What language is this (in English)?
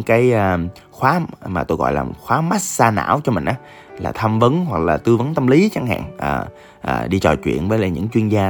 Vietnamese